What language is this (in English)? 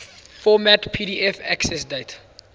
English